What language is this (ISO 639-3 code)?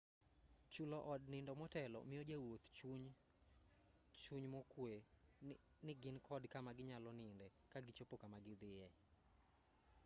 luo